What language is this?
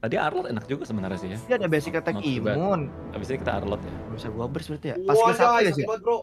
Indonesian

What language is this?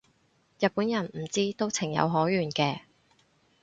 Cantonese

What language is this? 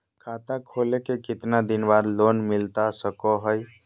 Magahi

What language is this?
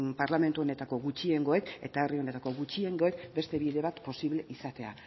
Basque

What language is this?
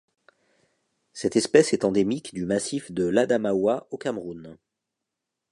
French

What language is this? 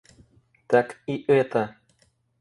Russian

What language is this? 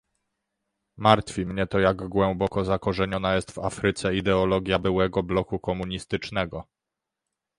Polish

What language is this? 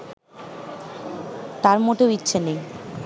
Bangla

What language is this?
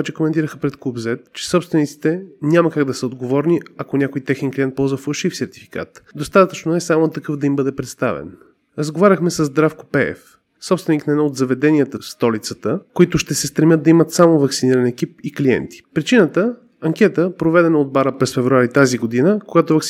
Bulgarian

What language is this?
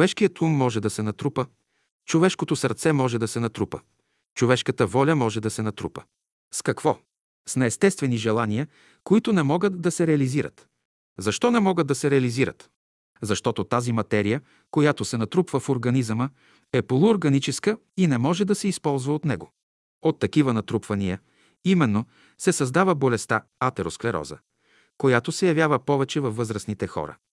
Bulgarian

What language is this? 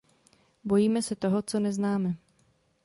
Czech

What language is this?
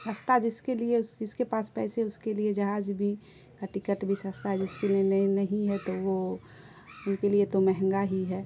Urdu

